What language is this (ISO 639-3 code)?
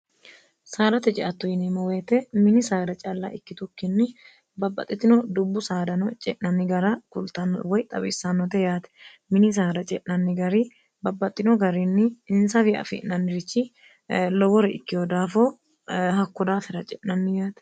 sid